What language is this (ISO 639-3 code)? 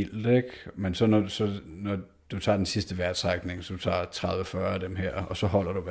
dan